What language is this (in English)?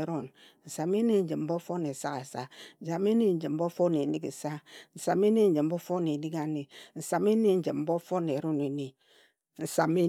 Ejagham